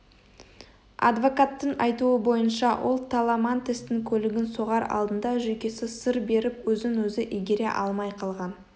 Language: Kazakh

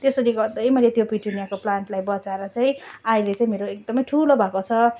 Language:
Nepali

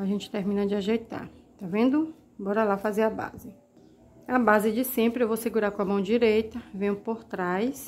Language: Portuguese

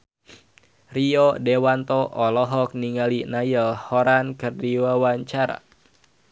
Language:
Sundanese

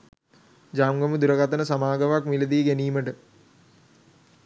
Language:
Sinhala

